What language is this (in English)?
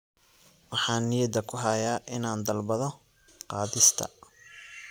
Somali